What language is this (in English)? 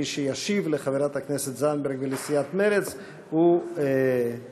Hebrew